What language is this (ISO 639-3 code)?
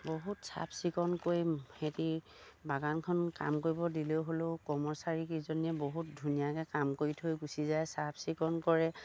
asm